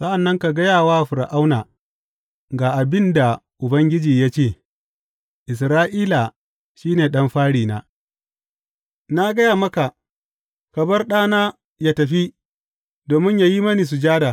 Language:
Hausa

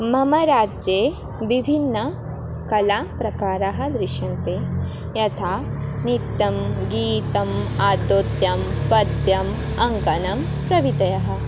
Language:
Sanskrit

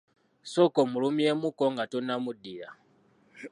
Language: Ganda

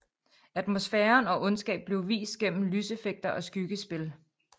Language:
Danish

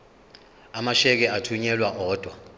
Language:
Zulu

